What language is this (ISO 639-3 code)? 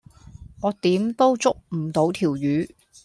yue